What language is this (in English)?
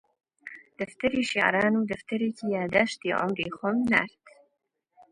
Central Kurdish